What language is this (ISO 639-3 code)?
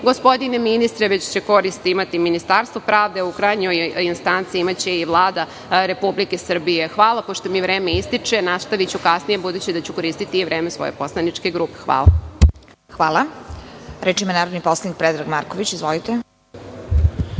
srp